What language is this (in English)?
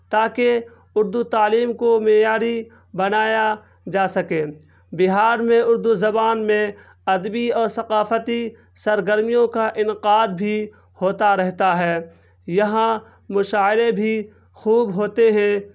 Urdu